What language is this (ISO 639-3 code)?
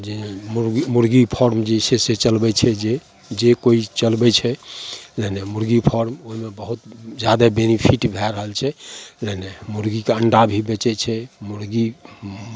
mai